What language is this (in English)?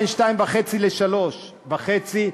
Hebrew